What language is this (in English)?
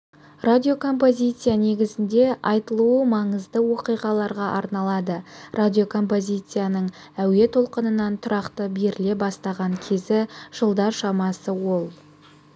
Kazakh